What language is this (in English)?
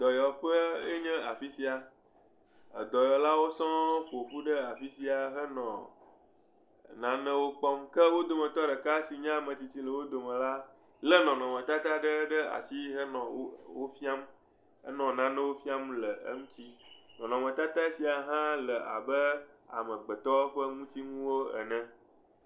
Ewe